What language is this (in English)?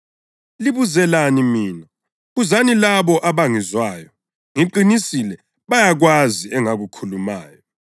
North Ndebele